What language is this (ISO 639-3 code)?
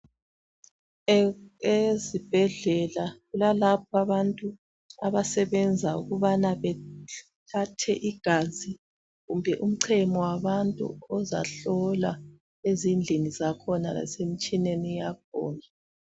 nde